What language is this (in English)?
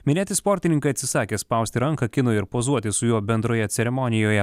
Lithuanian